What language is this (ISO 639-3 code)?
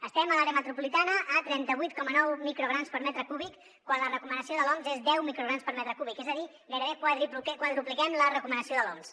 cat